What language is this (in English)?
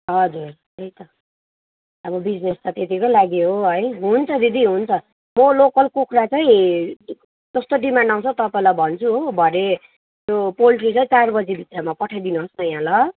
Nepali